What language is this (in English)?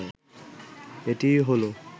Bangla